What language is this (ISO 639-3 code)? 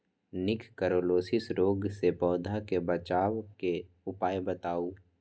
mag